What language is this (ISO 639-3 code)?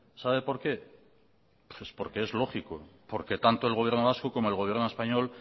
spa